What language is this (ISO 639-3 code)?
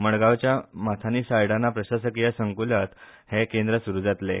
kok